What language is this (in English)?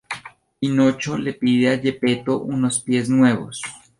Spanish